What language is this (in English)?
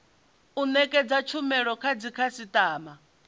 Venda